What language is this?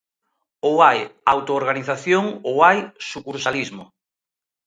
Galician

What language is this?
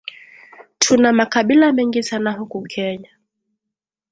Swahili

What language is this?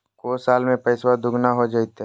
Magahi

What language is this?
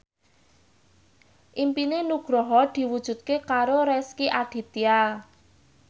Javanese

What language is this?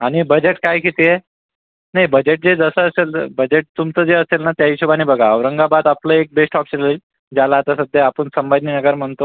Marathi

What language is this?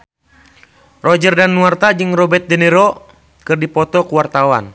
Sundanese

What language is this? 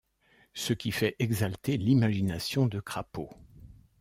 French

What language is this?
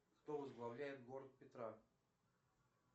Russian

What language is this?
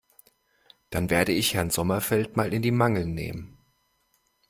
German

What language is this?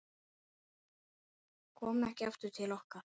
Icelandic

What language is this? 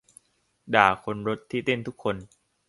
Thai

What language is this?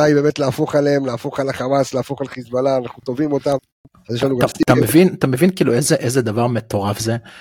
Hebrew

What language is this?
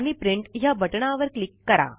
Marathi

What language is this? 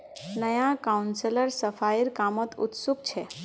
Magahi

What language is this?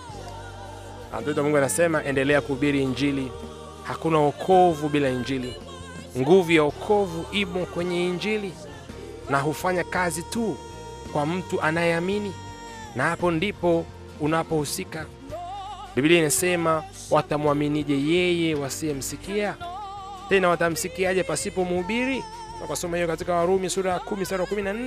Swahili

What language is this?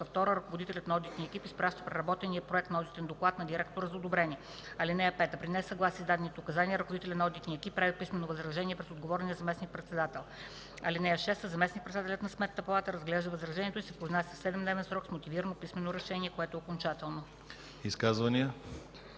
Bulgarian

